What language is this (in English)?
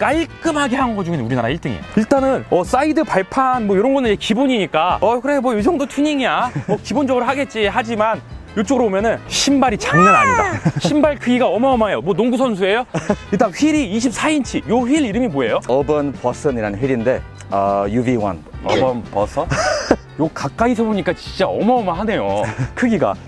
Korean